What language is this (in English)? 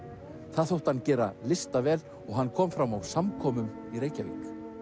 Icelandic